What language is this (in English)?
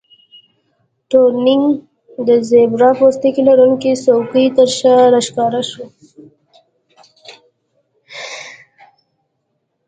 Pashto